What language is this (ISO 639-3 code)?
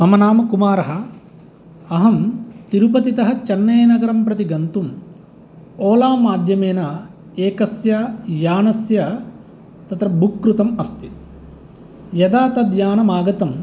san